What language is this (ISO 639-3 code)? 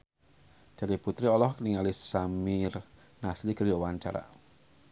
sun